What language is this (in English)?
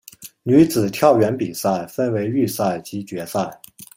Chinese